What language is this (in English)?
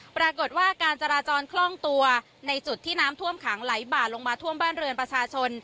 Thai